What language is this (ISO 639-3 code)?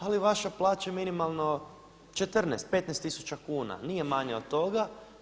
hrv